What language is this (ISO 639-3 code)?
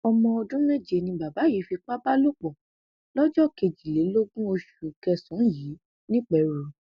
yor